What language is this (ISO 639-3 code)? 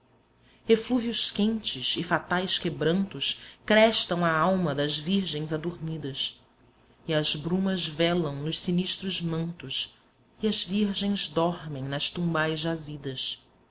por